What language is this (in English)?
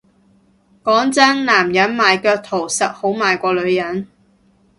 Cantonese